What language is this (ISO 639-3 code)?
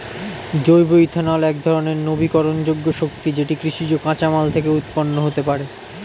ben